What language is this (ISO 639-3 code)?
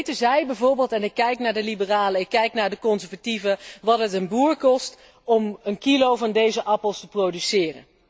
nld